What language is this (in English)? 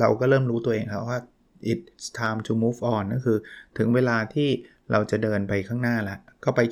Thai